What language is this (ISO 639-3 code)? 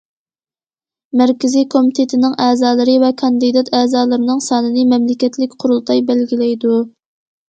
uig